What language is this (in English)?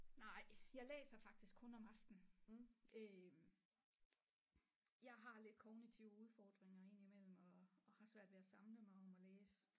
Danish